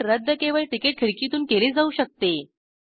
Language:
Marathi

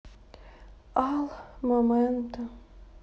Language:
Russian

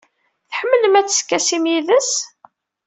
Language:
Kabyle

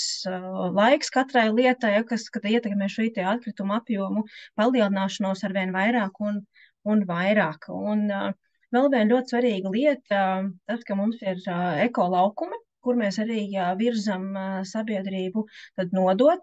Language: Latvian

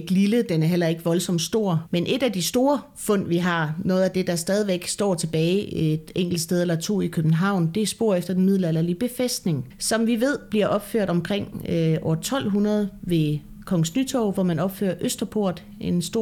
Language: Danish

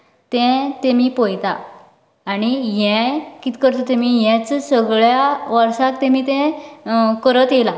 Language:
Konkani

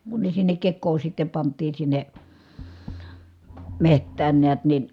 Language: Finnish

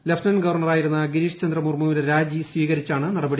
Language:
Malayalam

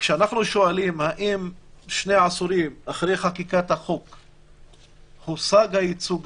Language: Hebrew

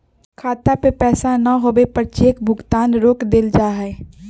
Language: Magahi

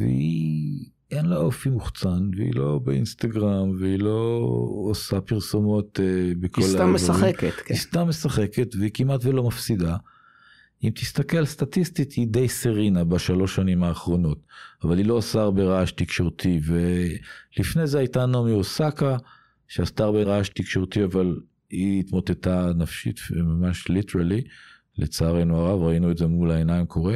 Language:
Hebrew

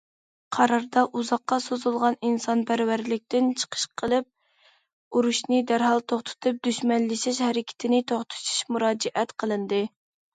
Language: Uyghur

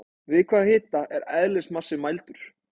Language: Icelandic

